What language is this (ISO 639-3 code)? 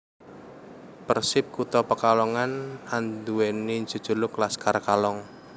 jav